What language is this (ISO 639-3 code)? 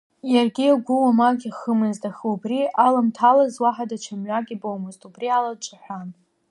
abk